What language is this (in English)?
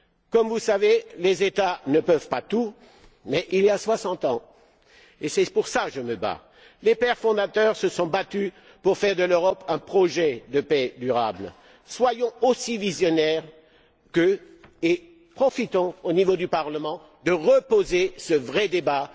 French